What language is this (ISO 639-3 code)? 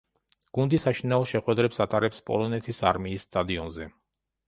kat